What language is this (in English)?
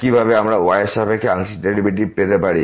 Bangla